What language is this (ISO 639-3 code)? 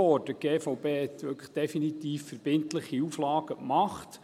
gsw